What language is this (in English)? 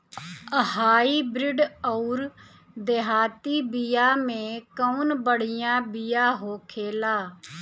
Bhojpuri